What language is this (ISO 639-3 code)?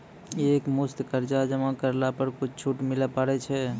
mai